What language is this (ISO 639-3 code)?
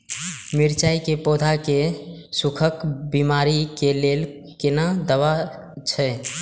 mai